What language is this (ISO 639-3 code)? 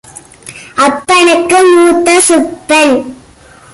tam